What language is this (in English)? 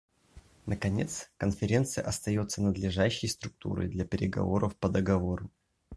Russian